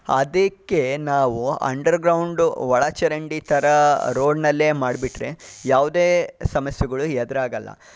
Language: Kannada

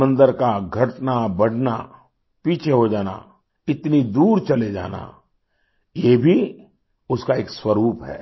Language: Hindi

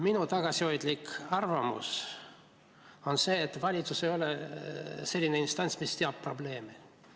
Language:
Estonian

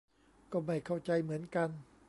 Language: Thai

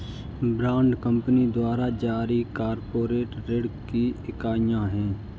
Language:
Hindi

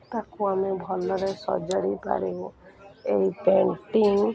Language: Odia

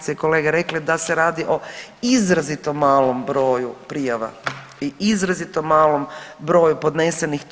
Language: Croatian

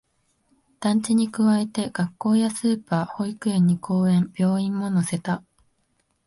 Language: Japanese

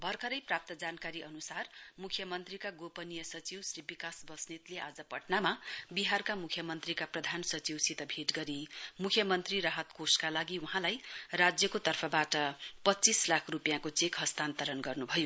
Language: Nepali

